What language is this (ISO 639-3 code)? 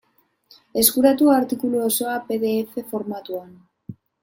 eus